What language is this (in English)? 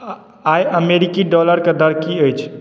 Maithili